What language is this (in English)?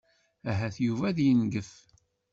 Kabyle